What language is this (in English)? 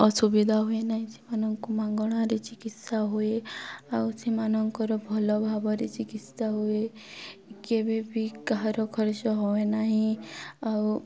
Odia